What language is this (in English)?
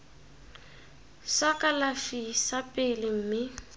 Tswana